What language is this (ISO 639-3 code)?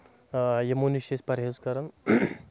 kas